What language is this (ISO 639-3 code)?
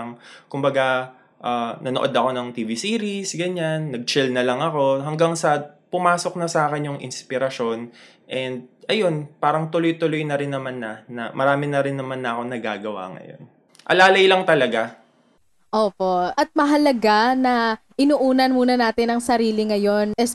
fil